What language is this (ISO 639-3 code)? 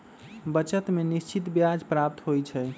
mag